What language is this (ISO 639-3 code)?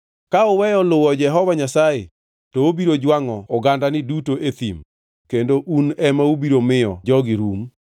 luo